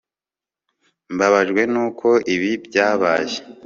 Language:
Kinyarwanda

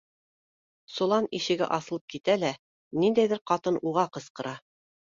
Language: Bashkir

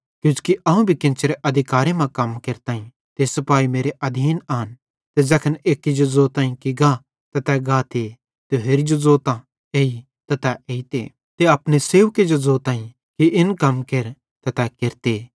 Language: Bhadrawahi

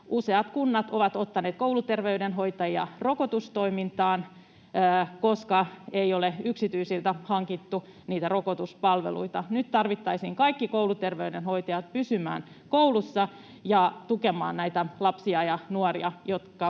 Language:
Finnish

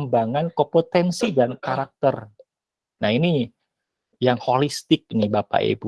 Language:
Indonesian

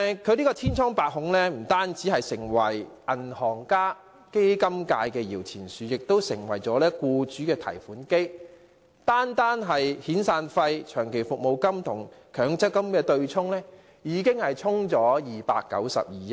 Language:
Cantonese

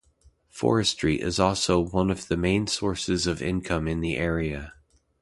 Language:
English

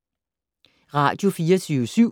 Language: Danish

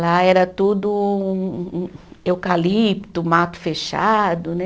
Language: Portuguese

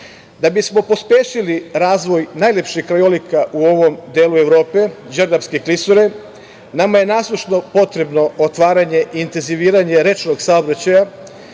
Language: Serbian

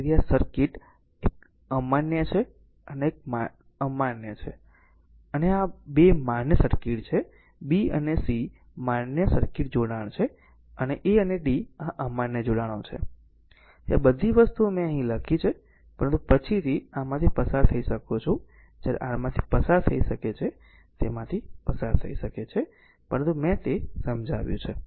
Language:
Gujarati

